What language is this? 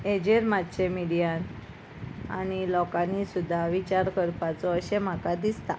Konkani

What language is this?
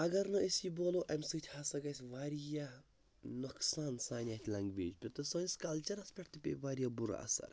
Kashmiri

